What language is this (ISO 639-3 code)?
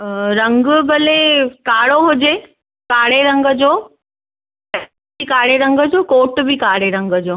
snd